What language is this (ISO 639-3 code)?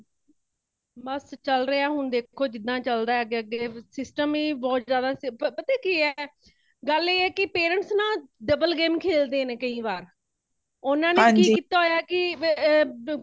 pan